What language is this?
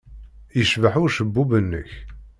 Kabyle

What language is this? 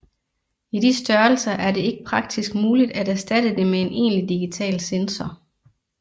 Danish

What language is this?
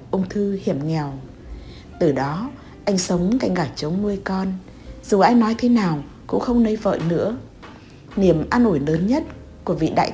Vietnamese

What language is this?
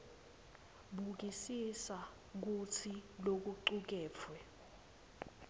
Swati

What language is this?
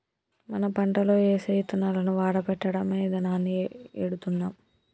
Telugu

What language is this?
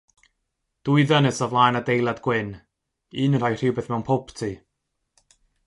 Welsh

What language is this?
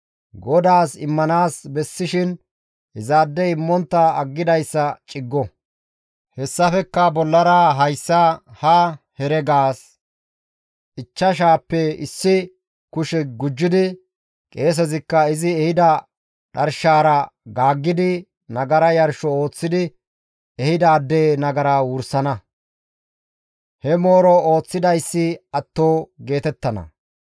Gamo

